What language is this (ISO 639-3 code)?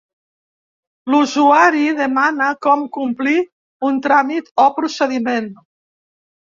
cat